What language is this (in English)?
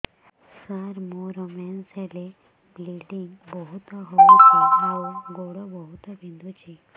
Odia